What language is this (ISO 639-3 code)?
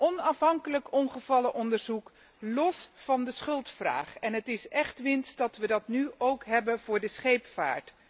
nld